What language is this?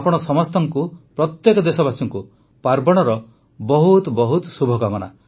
Odia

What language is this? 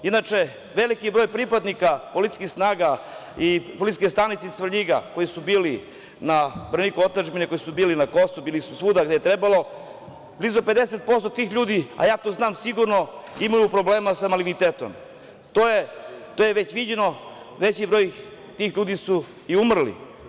Serbian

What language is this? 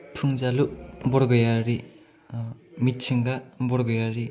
Bodo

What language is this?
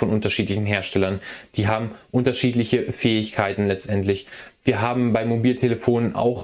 German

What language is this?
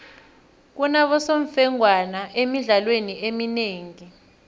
South Ndebele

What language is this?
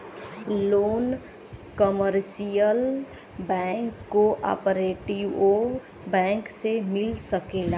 Bhojpuri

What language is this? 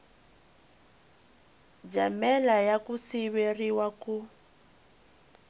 Tsonga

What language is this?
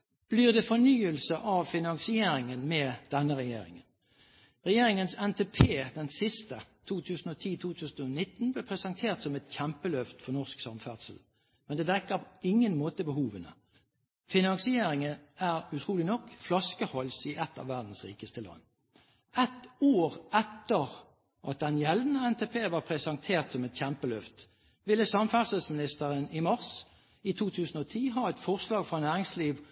Norwegian Bokmål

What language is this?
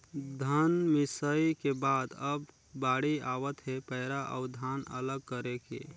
Chhattisgarhi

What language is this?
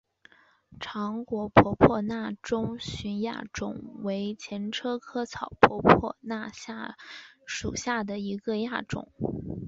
Chinese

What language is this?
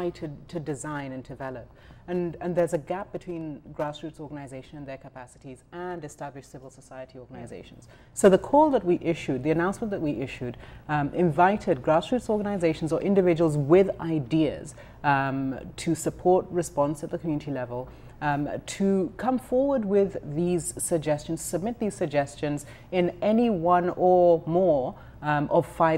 English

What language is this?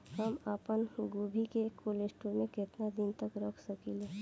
Bhojpuri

